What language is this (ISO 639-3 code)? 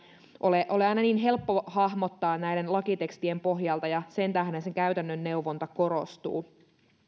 fin